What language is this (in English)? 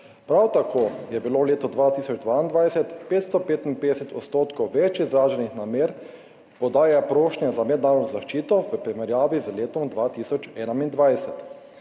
Slovenian